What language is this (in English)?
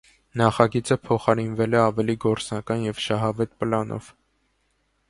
Armenian